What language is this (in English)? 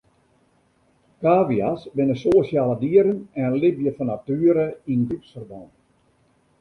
Western Frisian